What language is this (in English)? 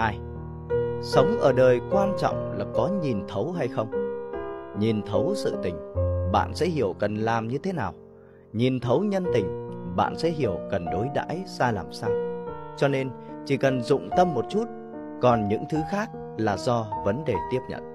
Vietnamese